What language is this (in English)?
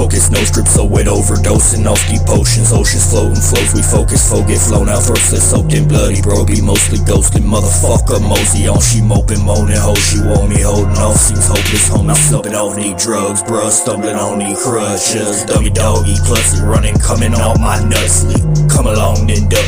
English